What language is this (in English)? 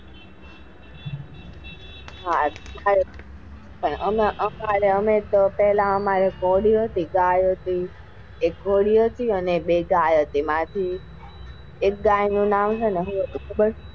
Gujarati